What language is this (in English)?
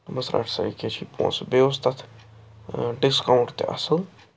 Kashmiri